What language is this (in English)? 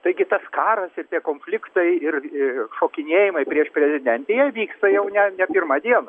Lithuanian